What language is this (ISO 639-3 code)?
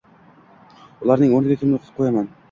uzb